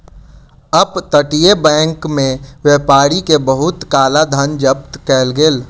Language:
Maithili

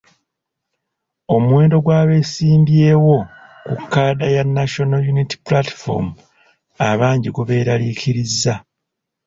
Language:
Ganda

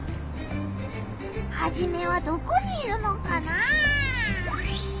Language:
Japanese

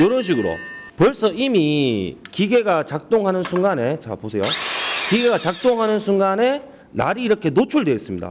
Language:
Korean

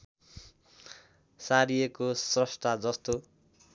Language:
Nepali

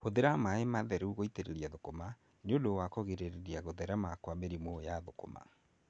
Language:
Kikuyu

